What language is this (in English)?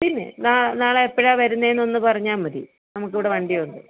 Malayalam